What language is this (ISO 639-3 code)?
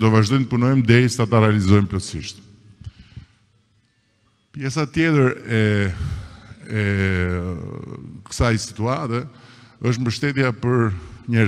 ron